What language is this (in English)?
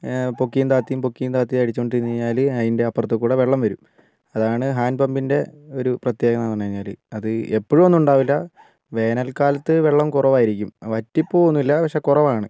Malayalam